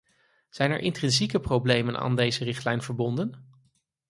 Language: Dutch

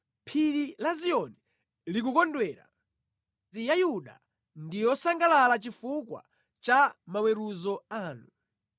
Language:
Nyanja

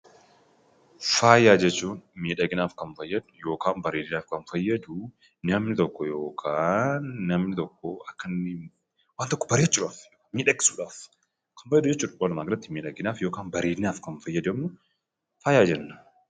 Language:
Oromo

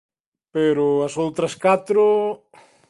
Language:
Galician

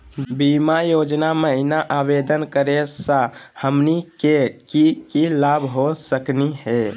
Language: Magahi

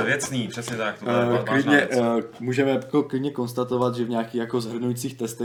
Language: Czech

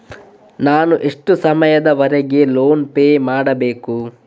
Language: Kannada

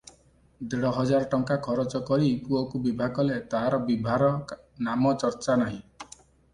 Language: Odia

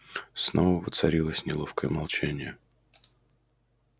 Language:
Russian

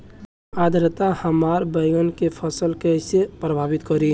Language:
Bhojpuri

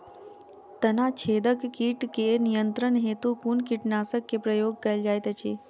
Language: Maithili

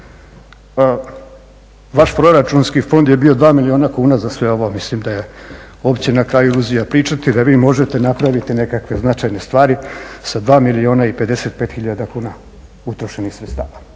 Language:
Croatian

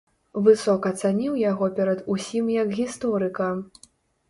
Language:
Belarusian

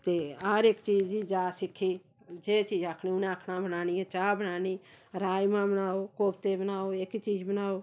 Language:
Dogri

